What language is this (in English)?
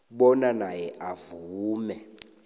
South Ndebele